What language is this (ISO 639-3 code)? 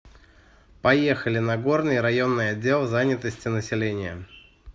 rus